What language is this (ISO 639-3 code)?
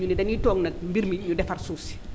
wol